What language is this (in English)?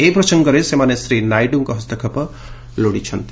Odia